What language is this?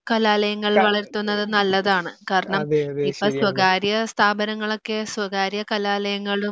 Malayalam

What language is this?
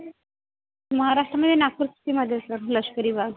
Marathi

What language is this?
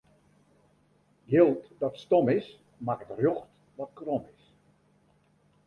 Western Frisian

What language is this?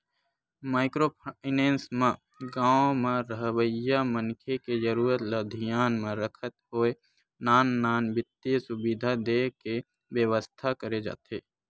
Chhattisgarhi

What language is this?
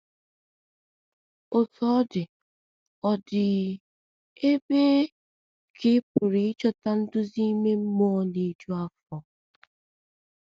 Igbo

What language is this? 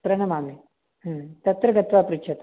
Sanskrit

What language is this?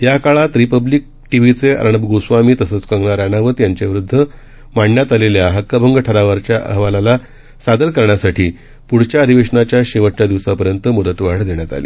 Marathi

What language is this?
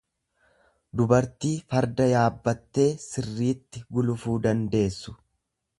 Oromo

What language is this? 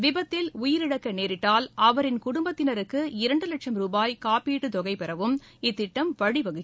Tamil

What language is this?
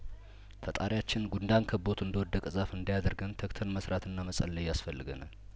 Amharic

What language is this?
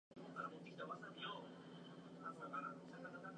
Japanese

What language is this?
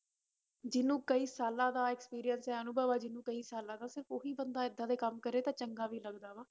Punjabi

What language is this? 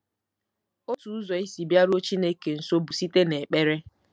Igbo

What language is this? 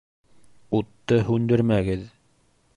Bashkir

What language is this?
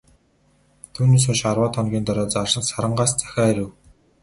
Mongolian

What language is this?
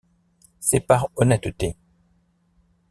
French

